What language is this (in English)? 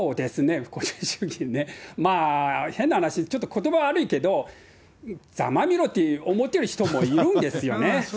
Japanese